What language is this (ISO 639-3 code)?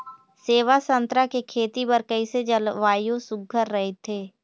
hne